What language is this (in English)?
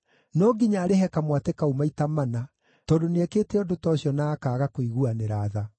Kikuyu